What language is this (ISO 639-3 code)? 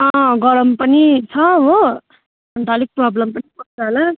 nep